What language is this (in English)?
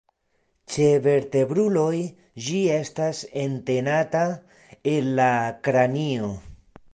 Esperanto